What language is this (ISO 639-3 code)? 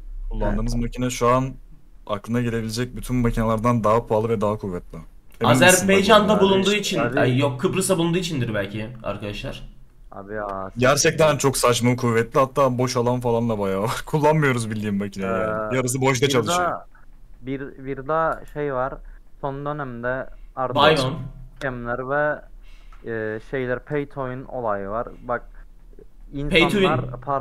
tur